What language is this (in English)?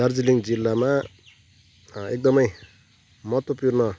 Nepali